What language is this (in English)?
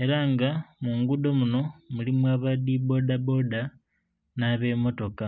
Soga